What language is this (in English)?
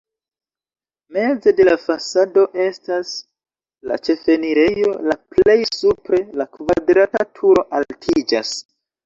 Esperanto